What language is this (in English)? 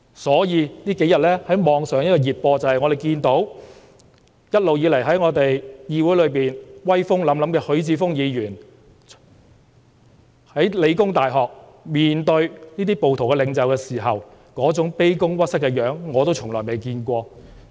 Cantonese